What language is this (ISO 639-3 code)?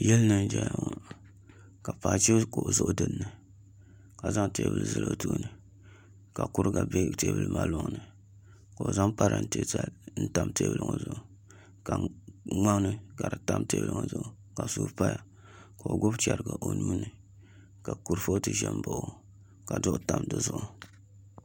dag